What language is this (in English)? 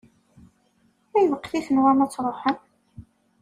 Kabyle